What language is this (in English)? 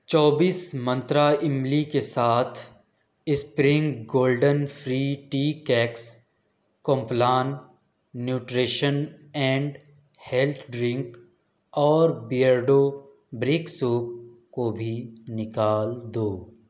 Urdu